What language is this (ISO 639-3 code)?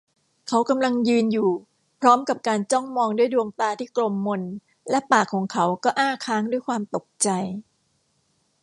tha